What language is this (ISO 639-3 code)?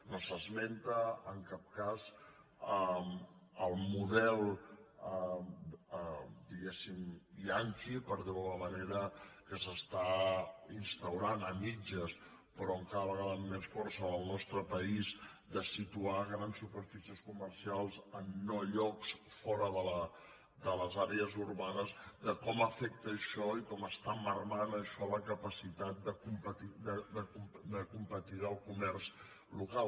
cat